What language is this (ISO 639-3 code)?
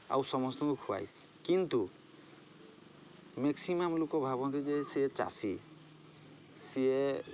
ori